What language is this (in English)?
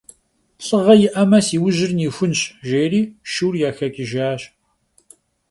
Kabardian